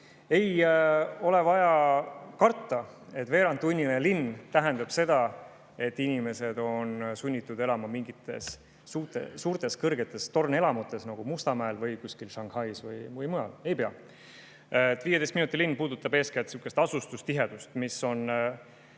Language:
Estonian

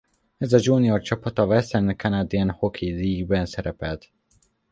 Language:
Hungarian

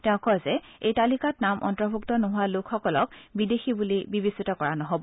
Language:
Assamese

